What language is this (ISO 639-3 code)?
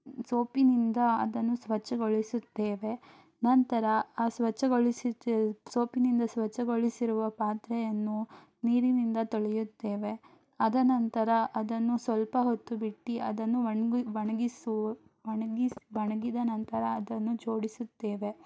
kan